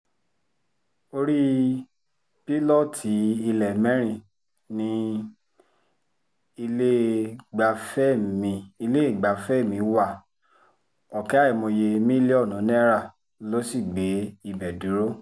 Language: Yoruba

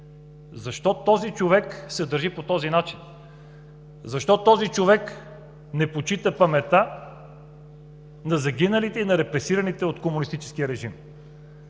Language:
Bulgarian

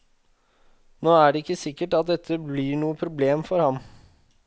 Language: Norwegian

